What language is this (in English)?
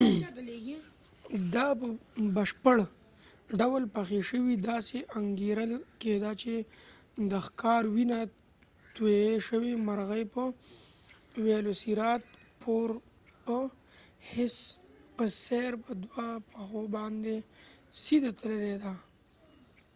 Pashto